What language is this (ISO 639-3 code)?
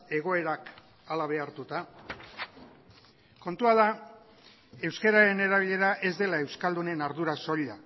eus